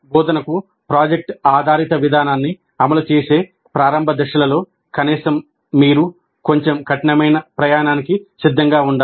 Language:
Telugu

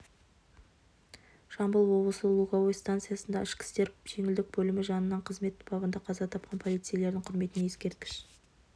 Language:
Kazakh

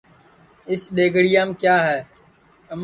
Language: Sansi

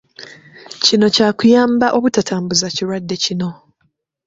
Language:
Ganda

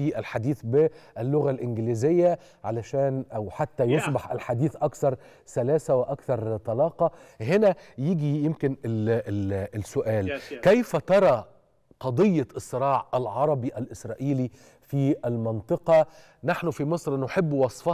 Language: Arabic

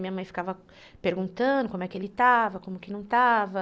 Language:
Portuguese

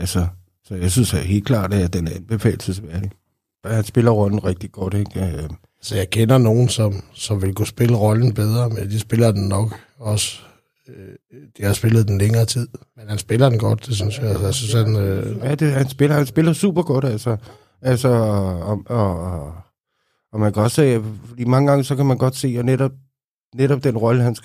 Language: Danish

